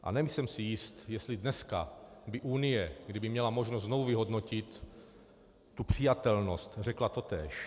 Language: Czech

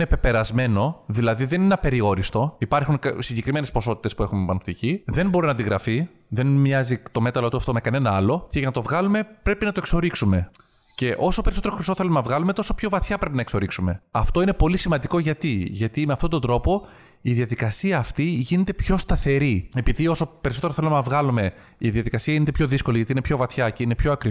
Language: Greek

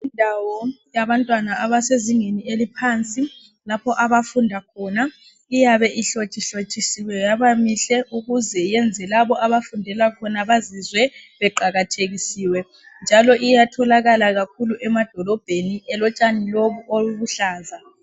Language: North Ndebele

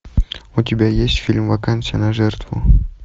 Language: Russian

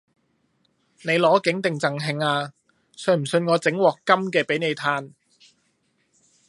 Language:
Cantonese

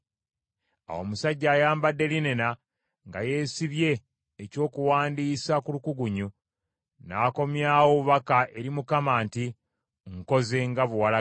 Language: Ganda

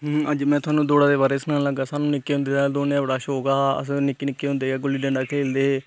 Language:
Dogri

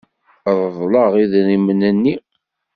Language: Kabyle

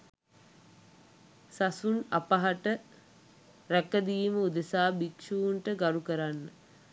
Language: Sinhala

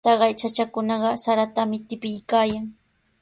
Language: Sihuas Ancash Quechua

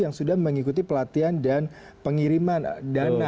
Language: Indonesian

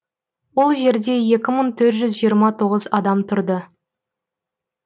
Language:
Kazakh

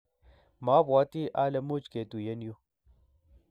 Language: Kalenjin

